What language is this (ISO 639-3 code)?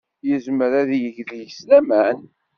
kab